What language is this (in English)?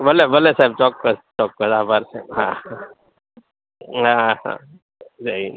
Gujarati